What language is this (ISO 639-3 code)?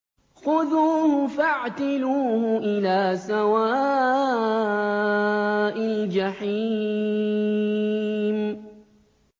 ara